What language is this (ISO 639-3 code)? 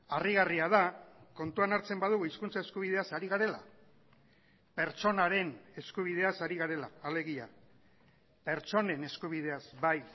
eus